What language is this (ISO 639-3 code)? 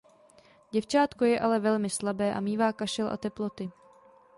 ces